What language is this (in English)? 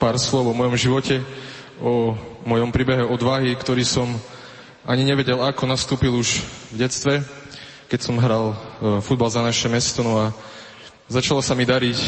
Slovak